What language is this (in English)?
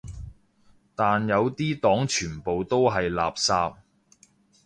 Cantonese